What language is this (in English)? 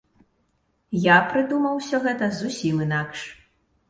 Belarusian